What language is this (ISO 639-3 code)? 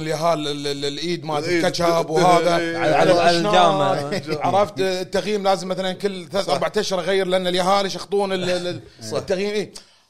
ara